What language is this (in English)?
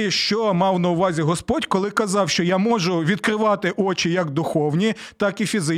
Ukrainian